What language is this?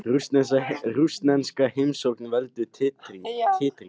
Icelandic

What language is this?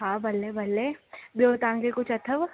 Sindhi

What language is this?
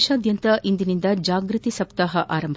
Kannada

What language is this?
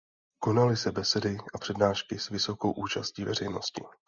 Czech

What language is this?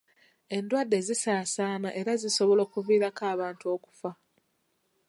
Ganda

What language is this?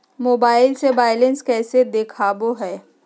Magahi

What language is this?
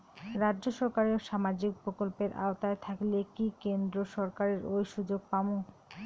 Bangla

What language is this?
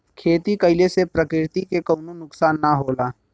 Bhojpuri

